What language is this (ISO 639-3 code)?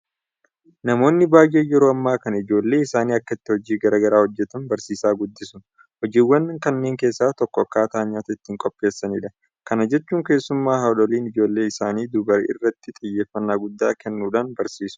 orm